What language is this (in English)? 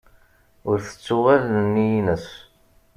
Kabyle